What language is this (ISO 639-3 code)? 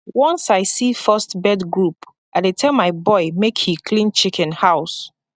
pcm